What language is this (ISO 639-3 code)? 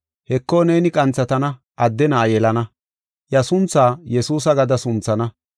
gof